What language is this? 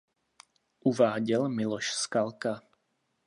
Czech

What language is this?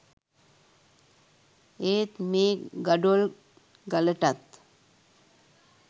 Sinhala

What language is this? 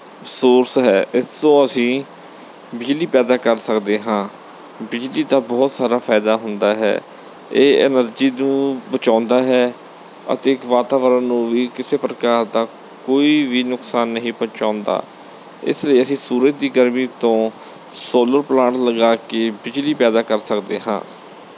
Punjabi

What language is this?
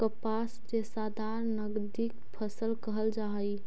Magahi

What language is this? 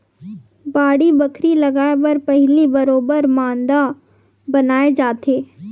Chhattisgarhi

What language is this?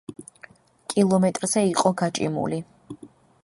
Georgian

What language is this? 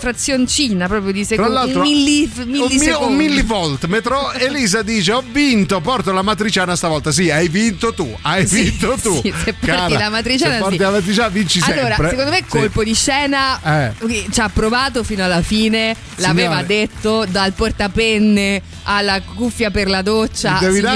Italian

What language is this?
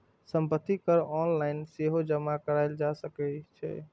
Maithili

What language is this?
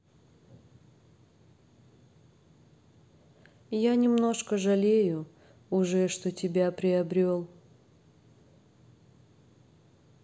Russian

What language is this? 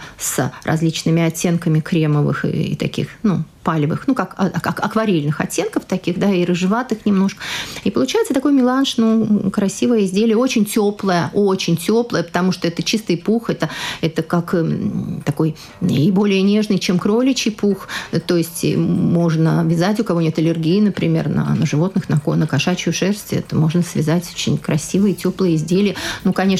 Russian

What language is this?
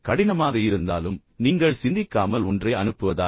Tamil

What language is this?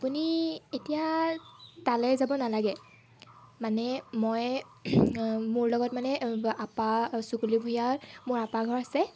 Assamese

